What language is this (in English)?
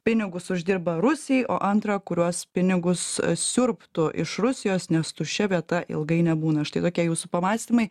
Lithuanian